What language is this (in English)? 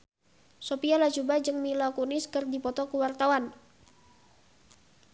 Sundanese